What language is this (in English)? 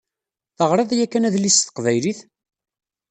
Kabyle